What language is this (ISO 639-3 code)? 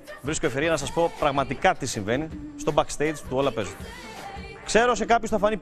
ell